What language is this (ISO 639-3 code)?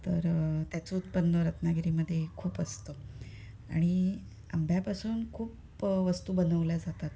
mar